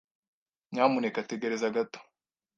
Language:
Kinyarwanda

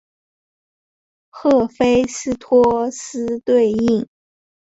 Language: Chinese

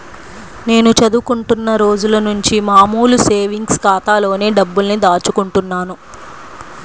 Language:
Telugu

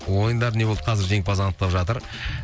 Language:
Kazakh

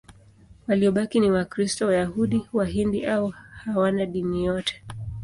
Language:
Swahili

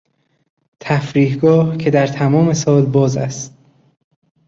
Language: Persian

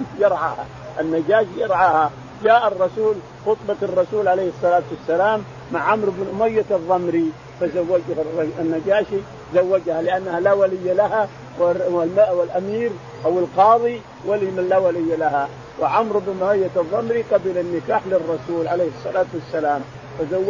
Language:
Arabic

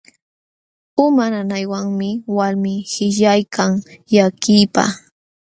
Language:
Jauja Wanca Quechua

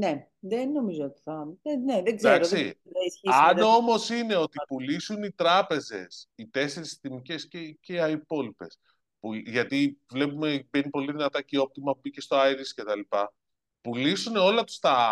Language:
Greek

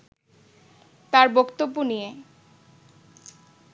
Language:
Bangla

